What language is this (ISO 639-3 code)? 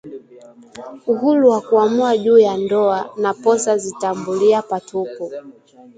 swa